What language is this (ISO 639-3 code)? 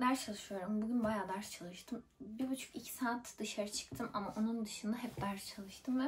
tur